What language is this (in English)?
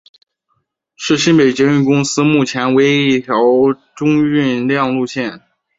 Chinese